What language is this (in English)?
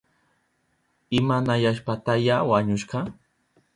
Southern Pastaza Quechua